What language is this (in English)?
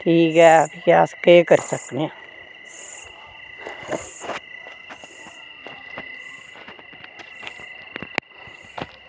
Dogri